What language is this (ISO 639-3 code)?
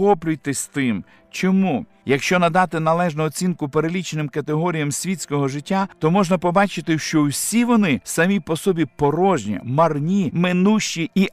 ukr